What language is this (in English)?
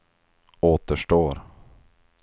Swedish